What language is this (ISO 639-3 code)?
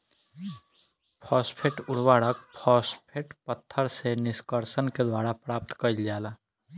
bho